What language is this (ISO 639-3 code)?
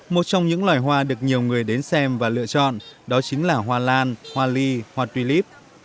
vie